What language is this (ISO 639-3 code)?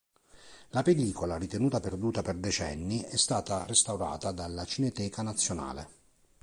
ita